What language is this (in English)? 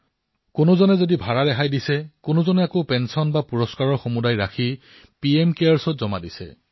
Assamese